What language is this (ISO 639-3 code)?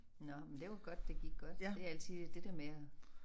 dan